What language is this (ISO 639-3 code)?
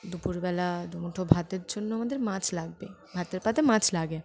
ben